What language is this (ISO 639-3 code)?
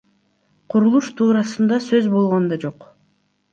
kir